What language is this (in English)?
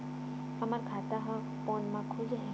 Chhattisgarhi